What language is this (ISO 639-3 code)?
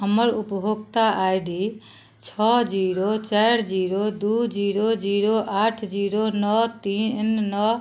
mai